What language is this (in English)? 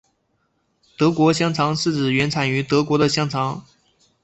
Chinese